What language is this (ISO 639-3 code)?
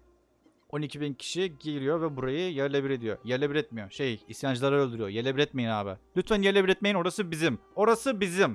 tur